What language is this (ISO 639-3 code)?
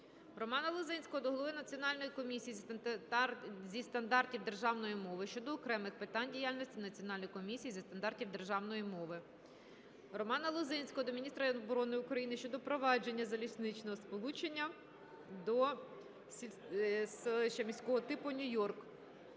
ukr